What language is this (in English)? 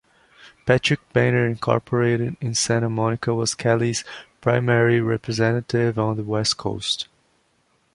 English